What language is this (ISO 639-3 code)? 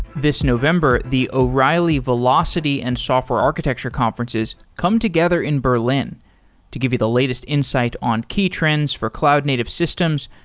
eng